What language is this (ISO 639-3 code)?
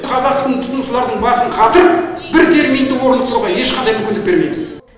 kaz